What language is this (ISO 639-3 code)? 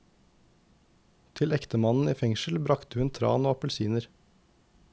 nor